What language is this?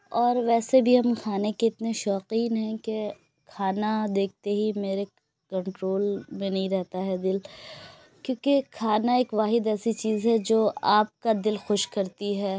Urdu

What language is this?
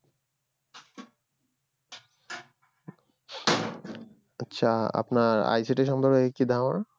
Bangla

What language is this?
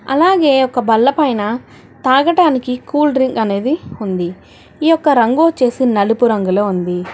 Telugu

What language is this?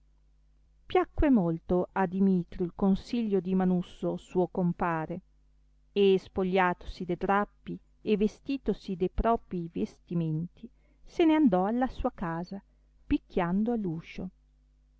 Italian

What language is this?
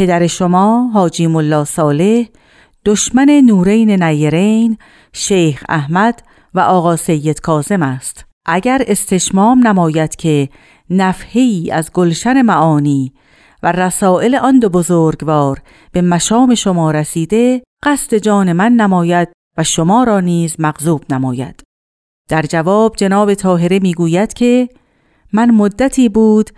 Persian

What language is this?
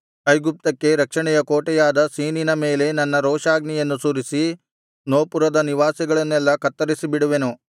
Kannada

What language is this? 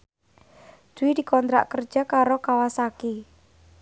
Javanese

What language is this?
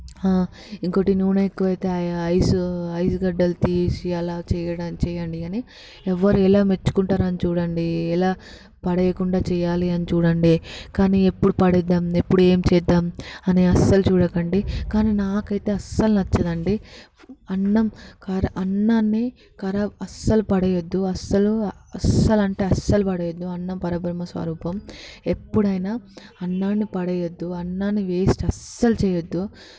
Telugu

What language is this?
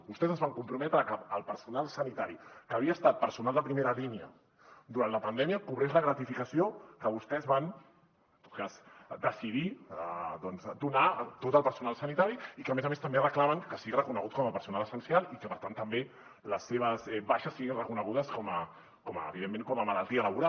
Catalan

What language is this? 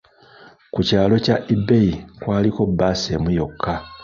Ganda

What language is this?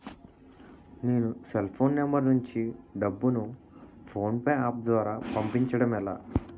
Telugu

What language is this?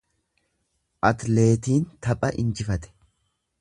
Oromo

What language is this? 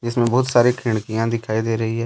Hindi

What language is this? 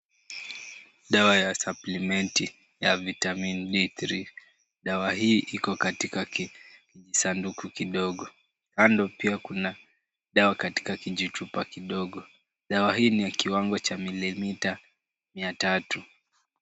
Swahili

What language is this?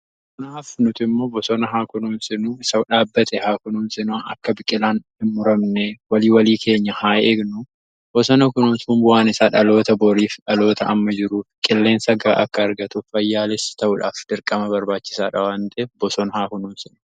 Oromo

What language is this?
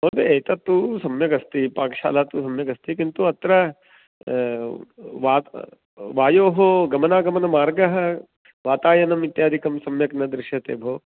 Sanskrit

